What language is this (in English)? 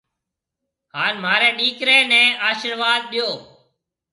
Marwari (Pakistan)